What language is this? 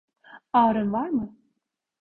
Turkish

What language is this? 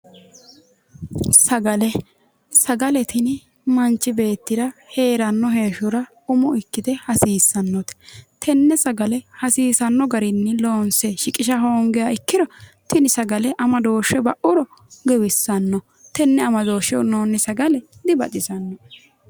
Sidamo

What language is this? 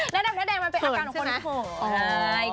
Thai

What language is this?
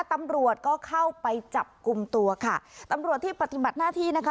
Thai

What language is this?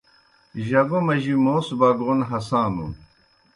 Kohistani Shina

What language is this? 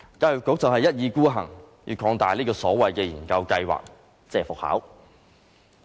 Cantonese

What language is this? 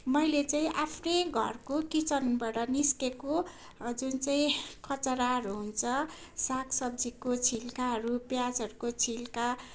Nepali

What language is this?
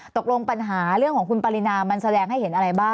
Thai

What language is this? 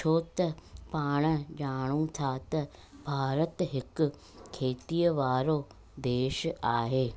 Sindhi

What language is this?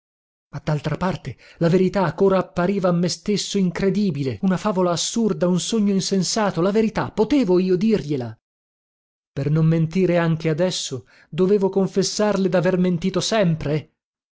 Italian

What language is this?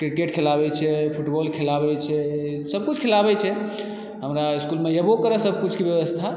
Maithili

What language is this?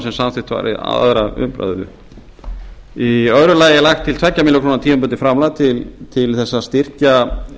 Icelandic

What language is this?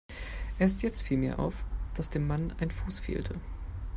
German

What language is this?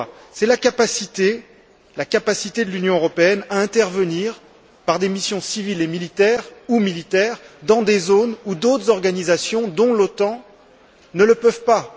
French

